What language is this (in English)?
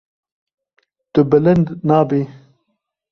Kurdish